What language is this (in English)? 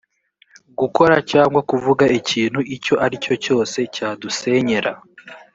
Kinyarwanda